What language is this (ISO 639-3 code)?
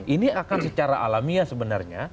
ind